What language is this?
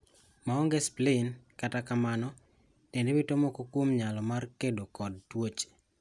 Luo (Kenya and Tanzania)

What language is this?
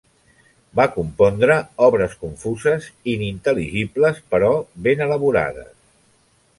Catalan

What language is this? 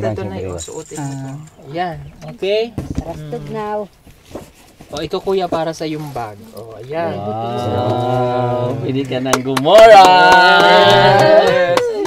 Filipino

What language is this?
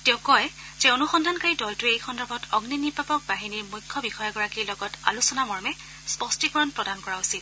Assamese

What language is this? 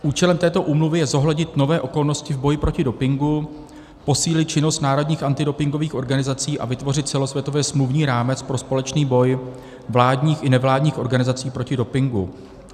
Czech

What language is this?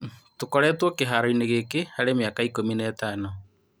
Kikuyu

